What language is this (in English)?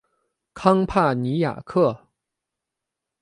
Chinese